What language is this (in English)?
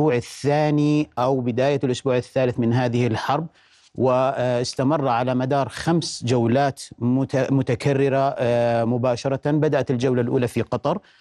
Arabic